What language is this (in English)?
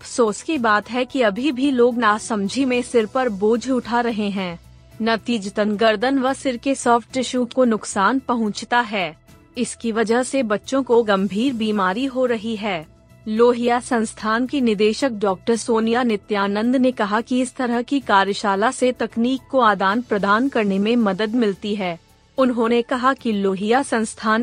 Hindi